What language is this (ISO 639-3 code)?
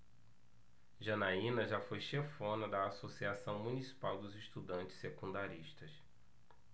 por